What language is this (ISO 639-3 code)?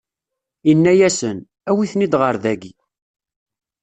kab